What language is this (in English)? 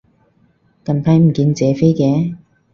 Cantonese